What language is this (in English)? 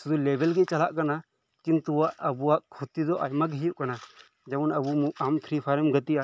Santali